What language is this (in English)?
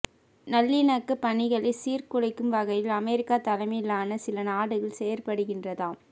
Tamil